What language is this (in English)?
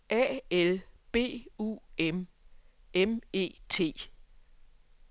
Danish